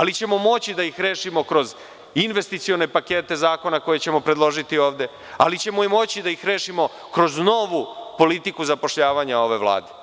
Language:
Serbian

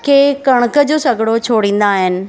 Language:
Sindhi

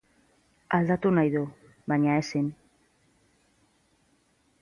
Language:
Basque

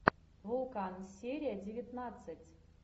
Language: Russian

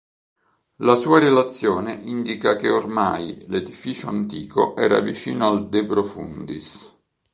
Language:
Italian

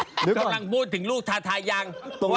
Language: Thai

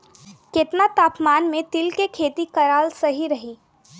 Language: Bhojpuri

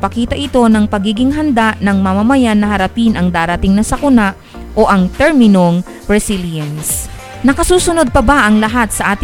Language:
Filipino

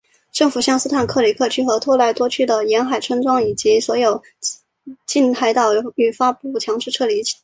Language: Chinese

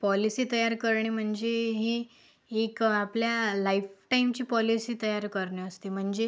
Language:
Marathi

